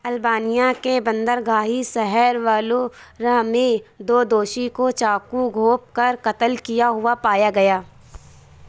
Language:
Urdu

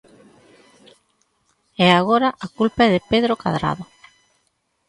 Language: Galician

